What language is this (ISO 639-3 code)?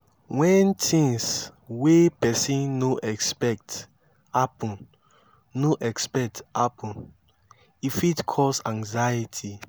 pcm